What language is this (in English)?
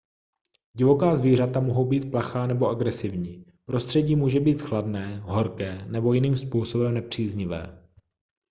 Czech